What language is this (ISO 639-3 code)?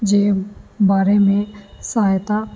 snd